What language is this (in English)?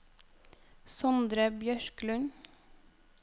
Norwegian